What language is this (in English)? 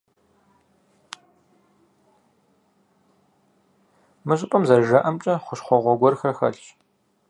Kabardian